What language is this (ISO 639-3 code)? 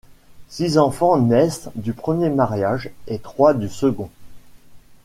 fra